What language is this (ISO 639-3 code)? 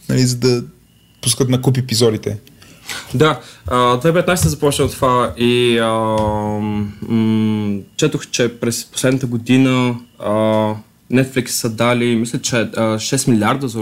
bul